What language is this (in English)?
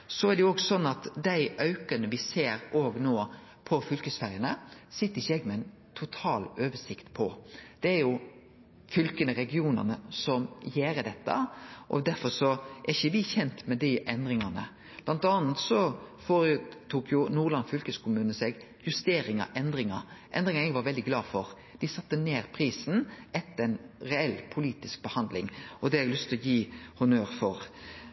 Norwegian Nynorsk